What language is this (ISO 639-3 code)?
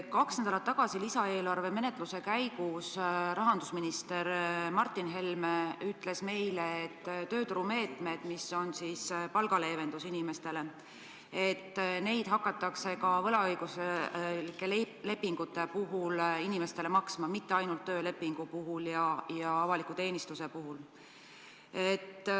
est